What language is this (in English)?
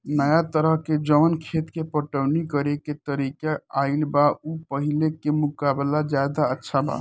Bhojpuri